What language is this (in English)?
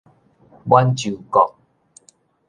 Min Nan Chinese